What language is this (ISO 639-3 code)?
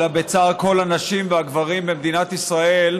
heb